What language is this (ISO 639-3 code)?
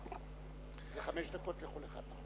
heb